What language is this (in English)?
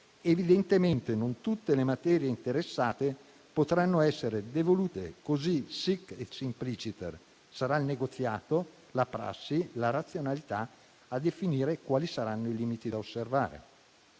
Italian